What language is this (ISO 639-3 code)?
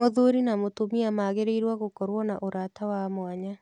kik